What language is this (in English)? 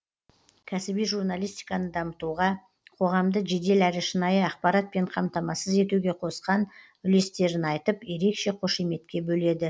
Kazakh